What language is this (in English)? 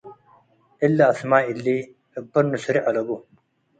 Tigre